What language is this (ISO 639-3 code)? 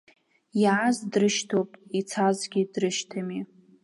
abk